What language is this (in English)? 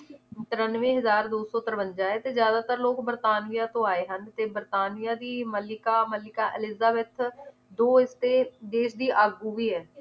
Punjabi